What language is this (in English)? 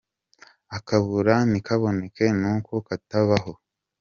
Kinyarwanda